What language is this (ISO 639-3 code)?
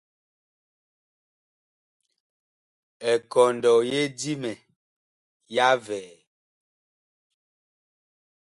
bkh